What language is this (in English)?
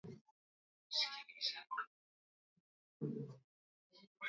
Swahili